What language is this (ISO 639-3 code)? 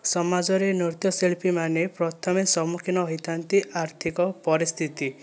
ori